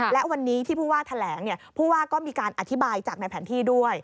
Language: Thai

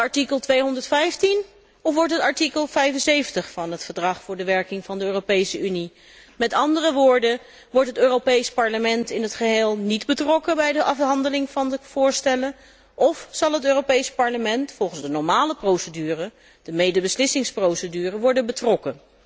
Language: Dutch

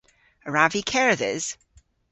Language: Cornish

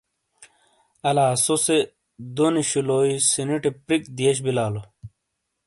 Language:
Shina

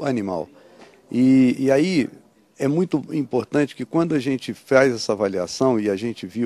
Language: Portuguese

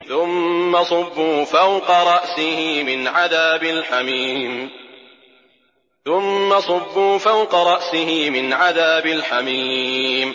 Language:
Arabic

